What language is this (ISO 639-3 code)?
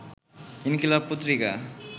ben